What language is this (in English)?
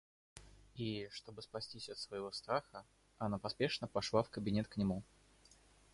Russian